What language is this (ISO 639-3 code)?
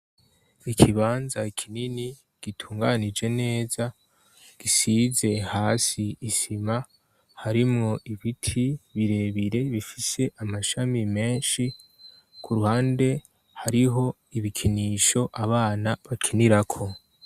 run